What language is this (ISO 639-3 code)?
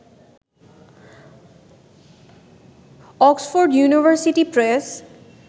ben